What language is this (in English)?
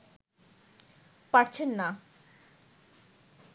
Bangla